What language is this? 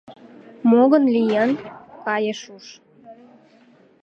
Mari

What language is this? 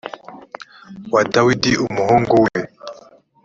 Kinyarwanda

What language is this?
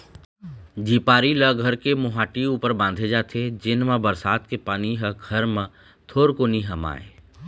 Chhattisgarhi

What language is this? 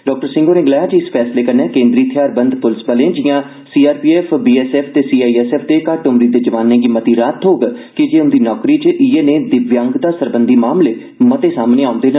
Dogri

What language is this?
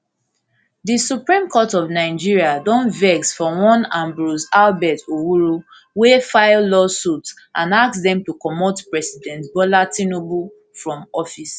Nigerian Pidgin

